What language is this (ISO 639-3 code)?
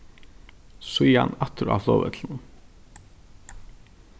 fao